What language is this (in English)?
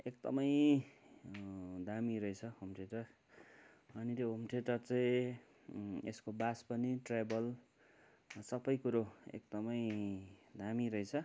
Nepali